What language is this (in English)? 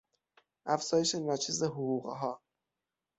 Persian